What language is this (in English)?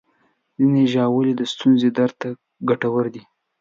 Pashto